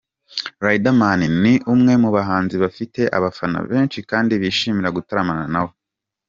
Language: Kinyarwanda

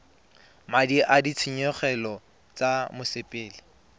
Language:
Tswana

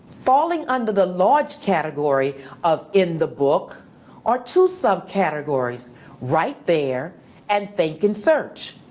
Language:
English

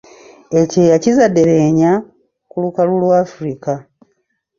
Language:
Ganda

